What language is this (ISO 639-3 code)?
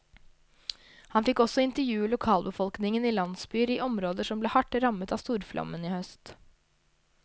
nor